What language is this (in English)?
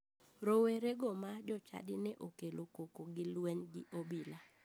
Luo (Kenya and Tanzania)